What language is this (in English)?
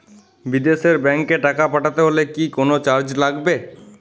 Bangla